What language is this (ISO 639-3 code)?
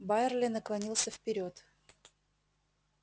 rus